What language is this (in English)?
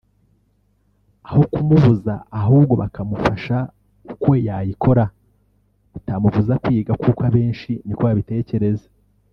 Kinyarwanda